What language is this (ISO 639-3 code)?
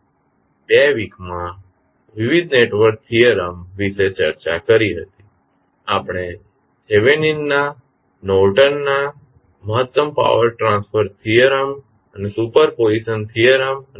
guj